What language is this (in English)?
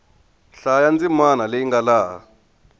Tsonga